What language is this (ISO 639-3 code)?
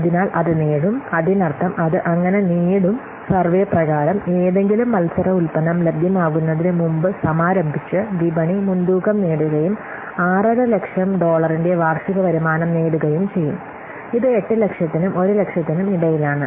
mal